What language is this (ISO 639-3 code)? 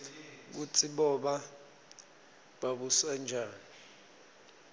ssw